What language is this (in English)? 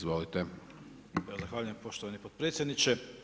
Croatian